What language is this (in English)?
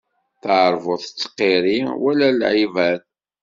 Kabyle